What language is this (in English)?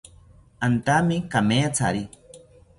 South Ucayali Ashéninka